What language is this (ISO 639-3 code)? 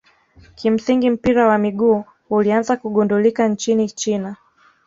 swa